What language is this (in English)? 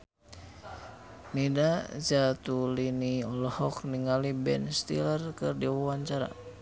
Sundanese